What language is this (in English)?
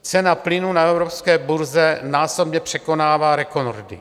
Czech